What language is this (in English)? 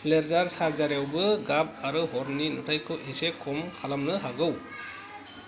Bodo